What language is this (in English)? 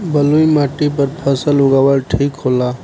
Bhojpuri